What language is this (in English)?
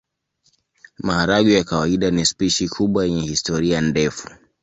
Swahili